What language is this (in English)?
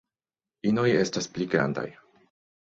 Esperanto